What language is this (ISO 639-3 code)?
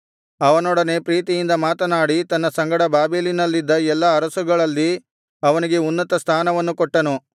kan